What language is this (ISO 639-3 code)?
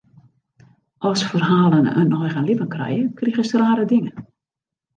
fry